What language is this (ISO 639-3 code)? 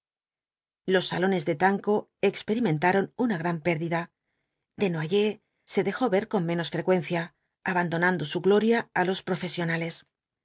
spa